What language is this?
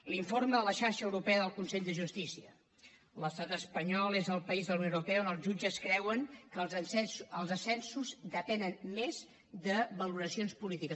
Catalan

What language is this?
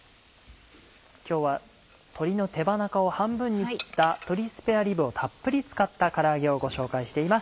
Japanese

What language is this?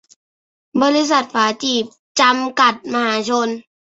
Thai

